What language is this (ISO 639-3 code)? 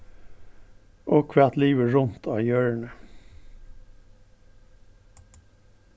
fao